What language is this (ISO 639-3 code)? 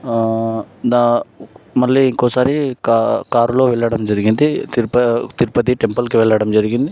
tel